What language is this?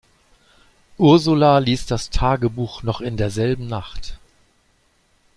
German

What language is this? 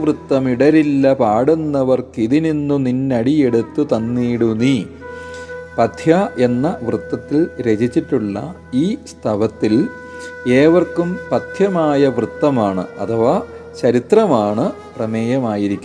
Malayalam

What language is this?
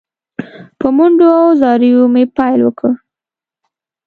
Pashto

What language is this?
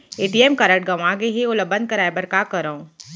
Chhattisgarhi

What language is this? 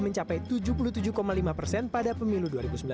Indonesian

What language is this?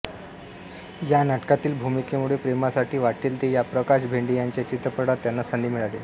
Marathi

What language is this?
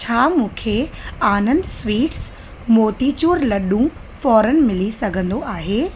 Sindhi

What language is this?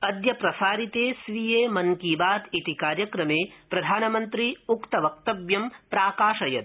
Sanskrit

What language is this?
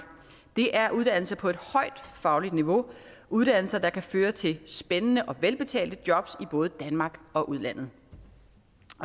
Danish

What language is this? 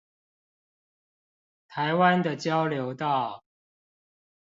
Chinese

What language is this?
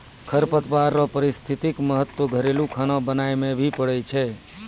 Maithili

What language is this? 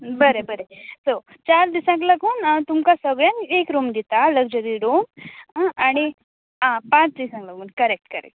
Konkani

